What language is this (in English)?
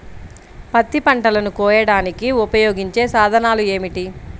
Telugu